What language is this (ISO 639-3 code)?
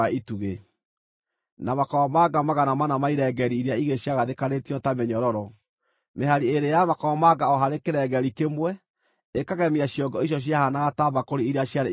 kik